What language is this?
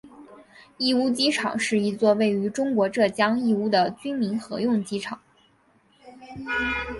Chinese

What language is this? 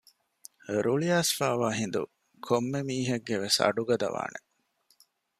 Divehi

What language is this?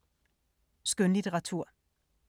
Danish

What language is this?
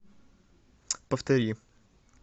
Russian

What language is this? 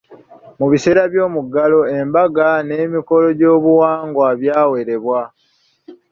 Ganda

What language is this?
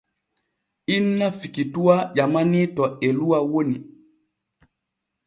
Borgu Fulfulde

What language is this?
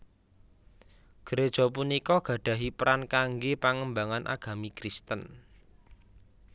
Javanese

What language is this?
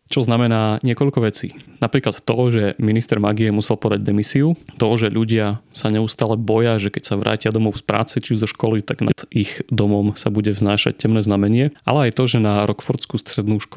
Slovak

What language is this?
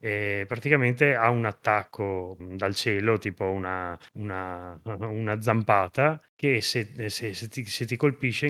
Italian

